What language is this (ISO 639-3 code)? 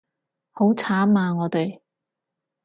yue